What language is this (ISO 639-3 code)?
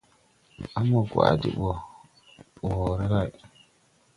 tui